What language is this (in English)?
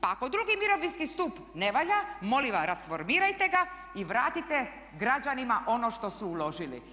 Croatian